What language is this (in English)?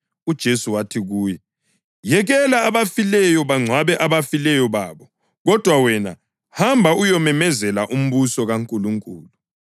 North Ndebele